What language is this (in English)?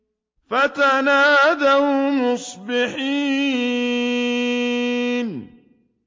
Arabic